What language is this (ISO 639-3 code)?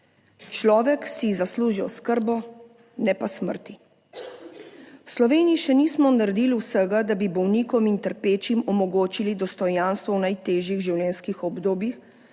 slv